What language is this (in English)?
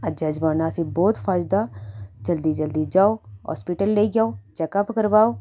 Dogri